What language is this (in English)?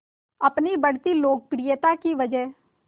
Hindi